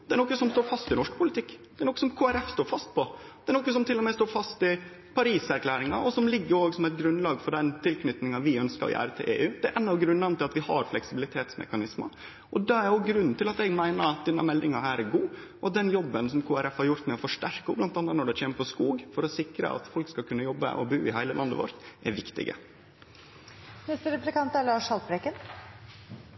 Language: Norwegian Nynorsk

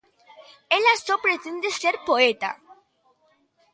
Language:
Galician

